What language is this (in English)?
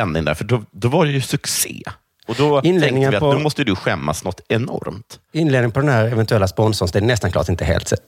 Swedish